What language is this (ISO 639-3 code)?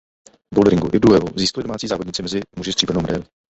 ces